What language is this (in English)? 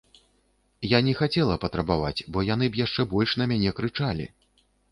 Belarusian